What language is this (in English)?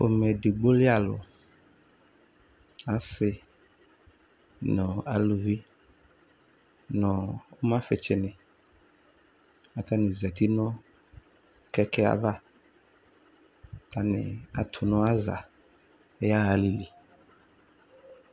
Ikposo